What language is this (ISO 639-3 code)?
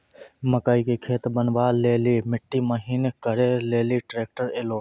mai